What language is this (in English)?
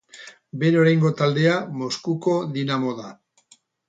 Basque